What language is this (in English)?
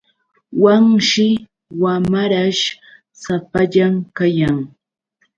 Yauyos Quechua